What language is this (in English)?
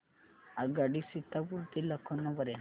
Marathi